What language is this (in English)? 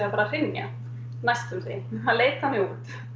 Icelandic